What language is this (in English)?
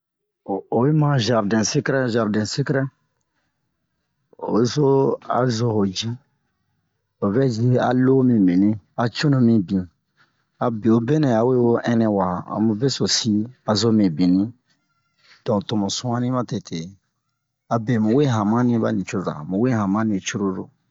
Bomu